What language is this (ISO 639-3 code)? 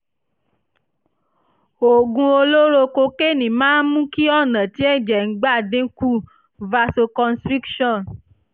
yor